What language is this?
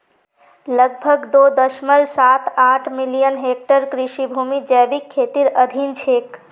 Magahi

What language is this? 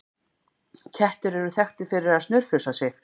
Icelandic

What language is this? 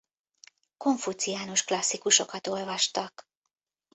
Hungarian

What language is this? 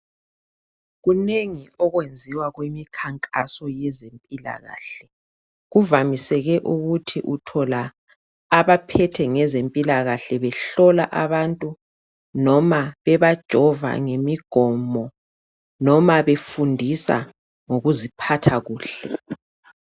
North Ndebele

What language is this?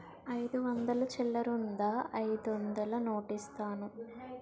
Telugu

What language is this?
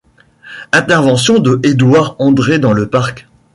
French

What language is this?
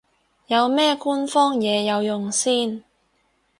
Cantonese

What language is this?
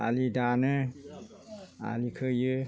Bodo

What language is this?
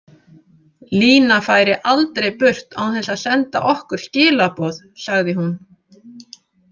Icelandic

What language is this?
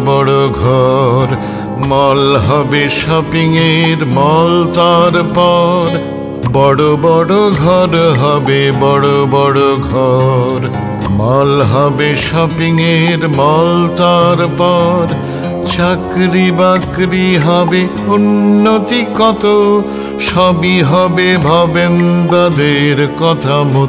Bangla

